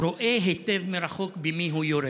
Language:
Hebrew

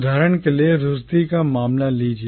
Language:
Hindi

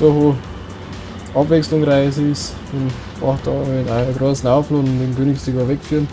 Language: German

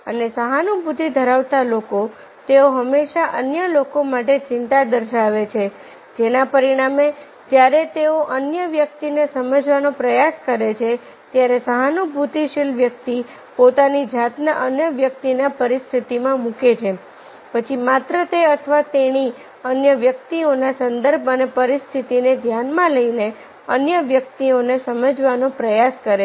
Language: Gujarati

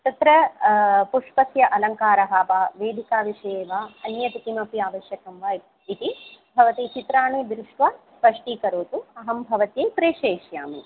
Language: Sanskrit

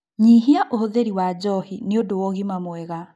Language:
Kikuyu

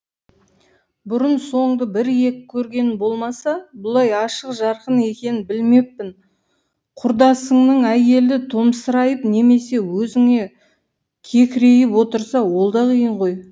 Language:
Kazakh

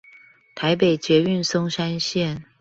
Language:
Chinese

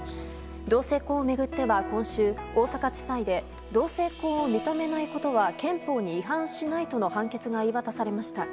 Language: Japanese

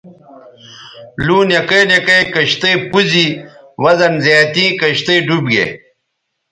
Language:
Bateri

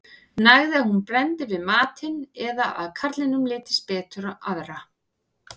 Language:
Icelandic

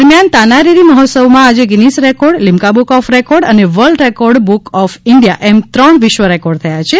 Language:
Gujarati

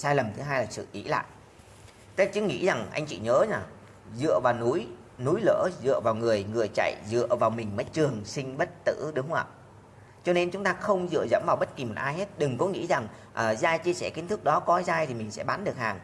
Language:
Vietnamese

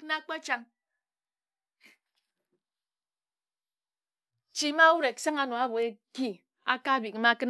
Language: Ejagham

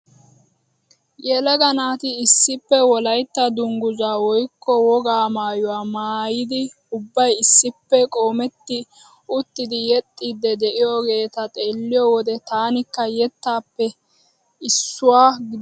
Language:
Wolaytta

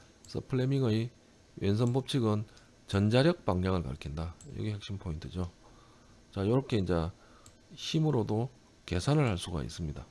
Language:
Korean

